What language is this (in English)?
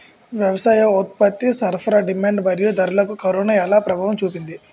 Telugu